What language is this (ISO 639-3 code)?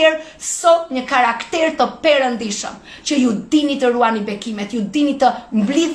ron